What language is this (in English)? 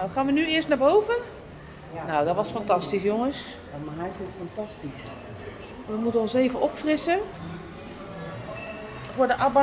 Dutch